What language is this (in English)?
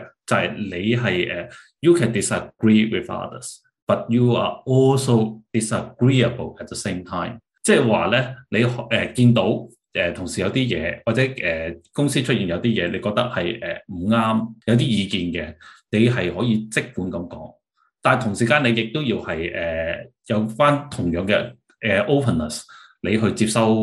Chinese